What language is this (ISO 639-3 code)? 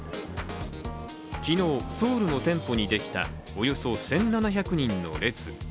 jpn